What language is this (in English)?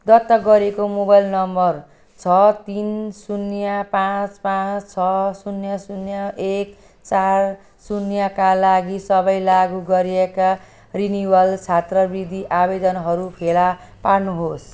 Nepali